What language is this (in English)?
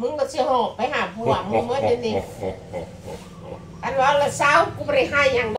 Thai